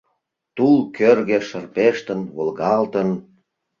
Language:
Mari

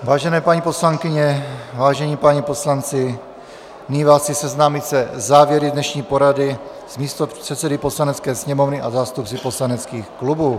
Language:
Czech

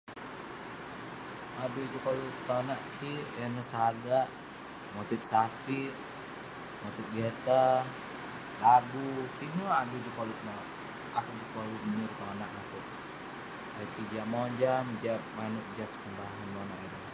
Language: Western Penan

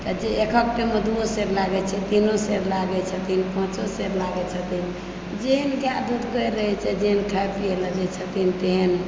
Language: Maithili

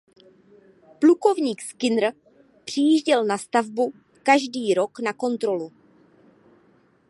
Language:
Czech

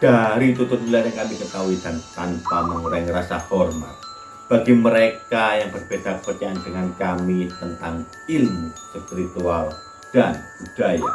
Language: Indonesian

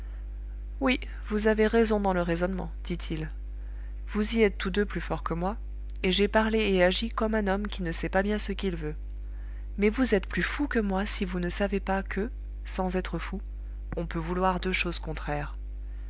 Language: French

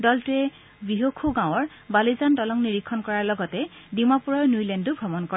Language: Assamese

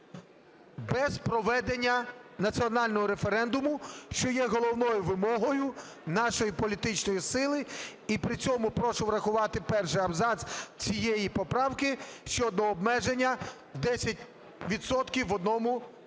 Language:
Ukrainian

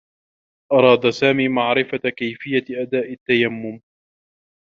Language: Arabic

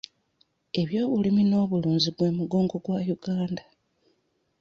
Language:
Ganda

